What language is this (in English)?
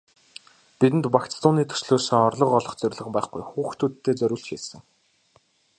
Mongolian